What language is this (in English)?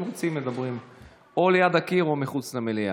Hebrew